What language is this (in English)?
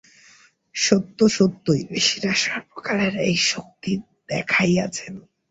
Bangla